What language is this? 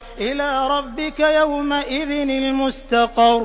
Arabic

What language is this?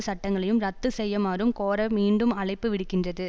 Tamil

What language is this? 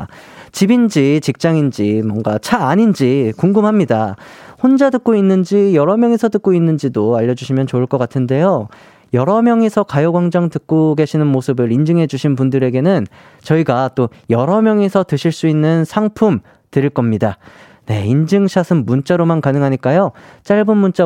Korean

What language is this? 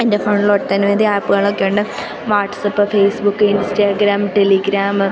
Malayalam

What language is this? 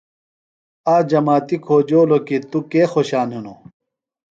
Phalura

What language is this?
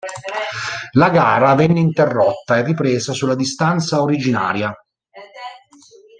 Italian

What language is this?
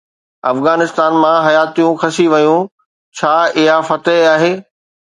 Sindhi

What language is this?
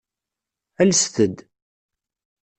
Kabyle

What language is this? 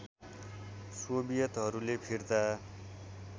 Nepali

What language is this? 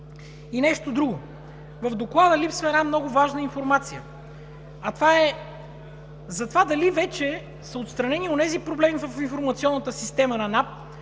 Bulgarian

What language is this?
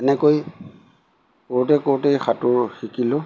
Assamese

